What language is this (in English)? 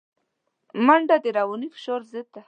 Pashto